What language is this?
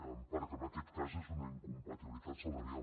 Catalan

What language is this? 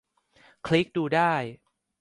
Thai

